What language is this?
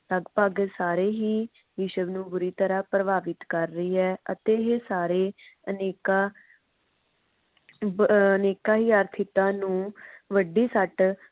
Punjabi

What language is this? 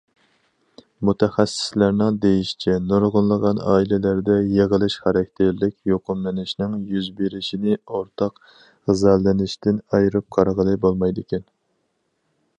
Uyghur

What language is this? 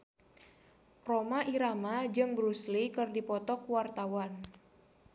Sundanese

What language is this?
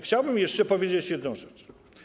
Polish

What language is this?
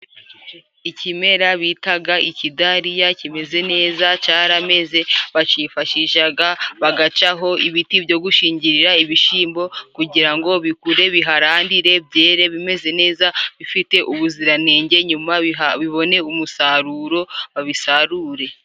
Kinyarwanda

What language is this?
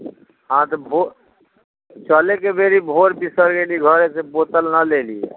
Maithili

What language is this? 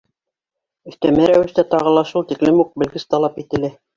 Bashkir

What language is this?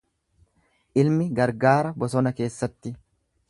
Oromo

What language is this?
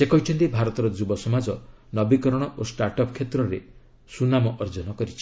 Odia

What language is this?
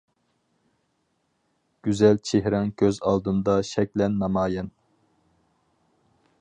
Uyghur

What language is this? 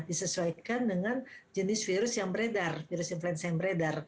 Indonesian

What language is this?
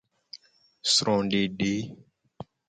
Gen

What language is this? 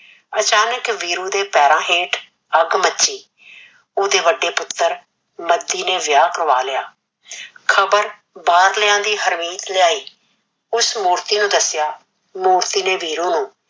Punjabi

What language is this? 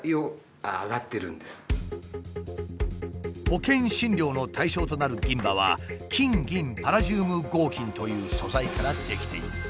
Japanese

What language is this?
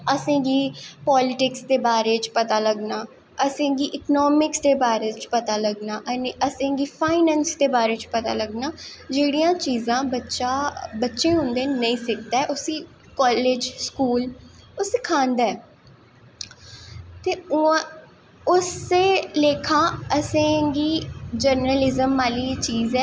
Dogri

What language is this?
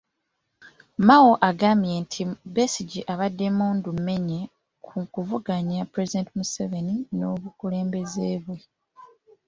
Ganda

